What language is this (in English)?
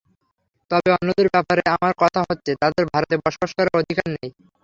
Bangla